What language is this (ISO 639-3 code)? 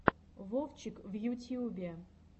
rus